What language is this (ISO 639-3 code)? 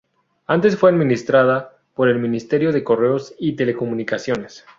spa